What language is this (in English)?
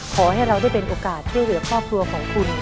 Thai